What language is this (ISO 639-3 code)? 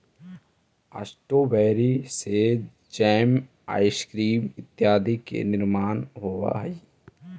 mag